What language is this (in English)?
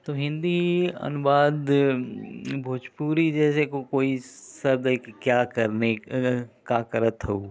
Hindi